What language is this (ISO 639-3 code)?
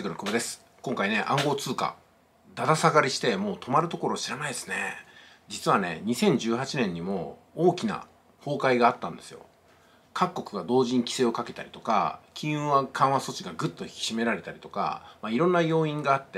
jpn